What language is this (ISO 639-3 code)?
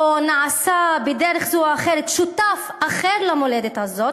heb